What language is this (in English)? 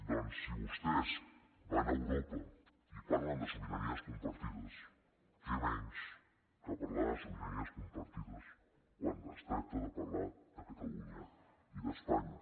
Catalan